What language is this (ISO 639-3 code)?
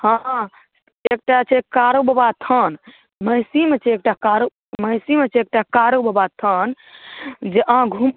mai